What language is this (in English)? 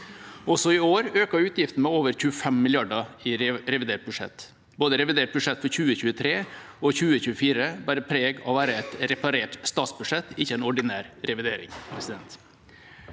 Norwegian